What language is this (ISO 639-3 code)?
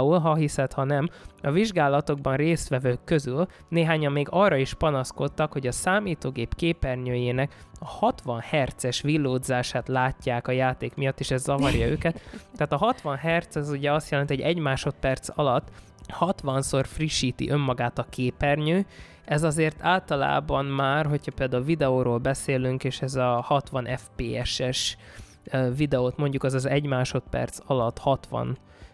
hun